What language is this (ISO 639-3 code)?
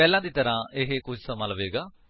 pan